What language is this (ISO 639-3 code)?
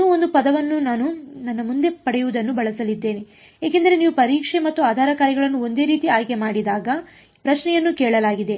kan